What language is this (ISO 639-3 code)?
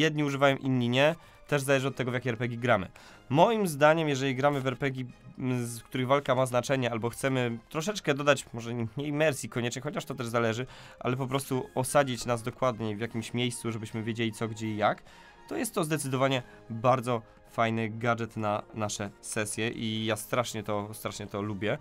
pol